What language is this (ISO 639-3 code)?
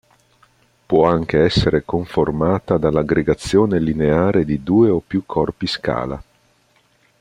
ita